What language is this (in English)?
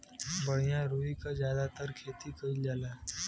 Bhojpuri